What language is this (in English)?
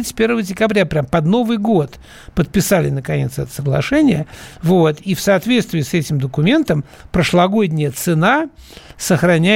Russian